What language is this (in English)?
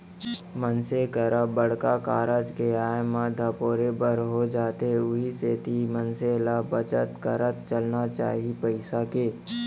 Chhattisgarhi